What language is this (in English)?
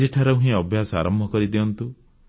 Odia